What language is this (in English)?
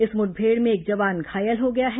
Hindi